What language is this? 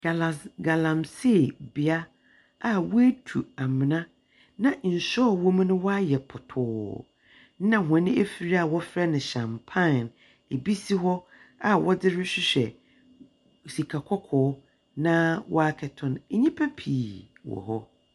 Akan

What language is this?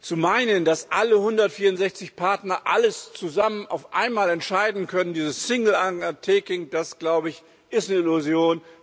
German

